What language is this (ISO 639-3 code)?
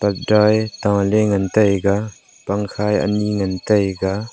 nnp